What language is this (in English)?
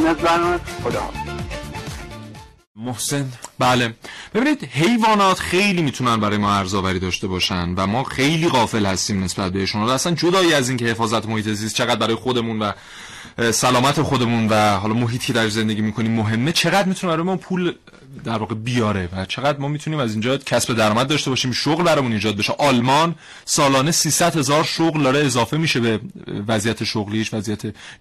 Persian